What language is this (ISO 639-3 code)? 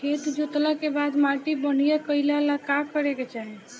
bho